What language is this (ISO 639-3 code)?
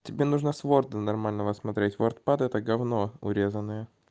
rus